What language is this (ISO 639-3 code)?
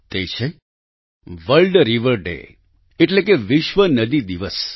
guj